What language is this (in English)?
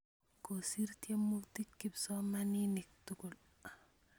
Kalenjin